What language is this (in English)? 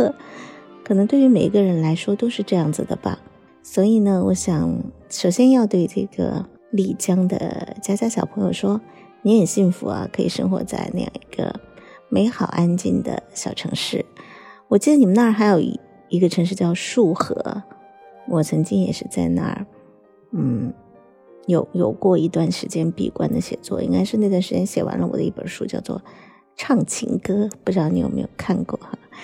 Chinese